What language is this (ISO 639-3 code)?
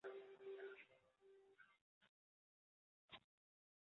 zho